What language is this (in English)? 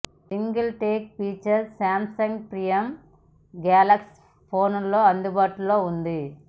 Telugu